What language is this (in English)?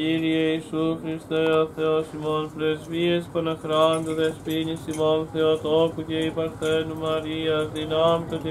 Greek